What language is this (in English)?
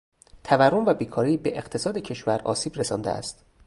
Persian